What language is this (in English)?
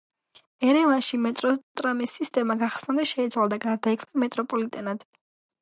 Georgian